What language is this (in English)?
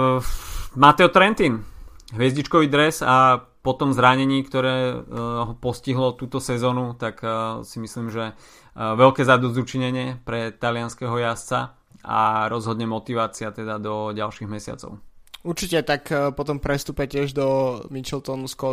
Slovak